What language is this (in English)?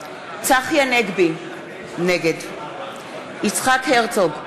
Hebrew